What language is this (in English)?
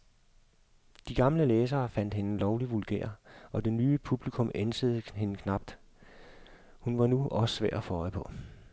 Danish